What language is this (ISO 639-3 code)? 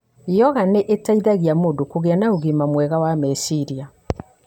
kik